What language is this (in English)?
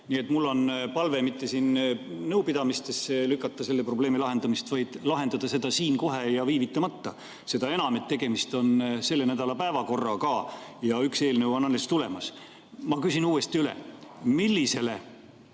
Estonian